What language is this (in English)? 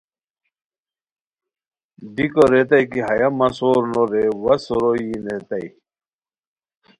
Khowar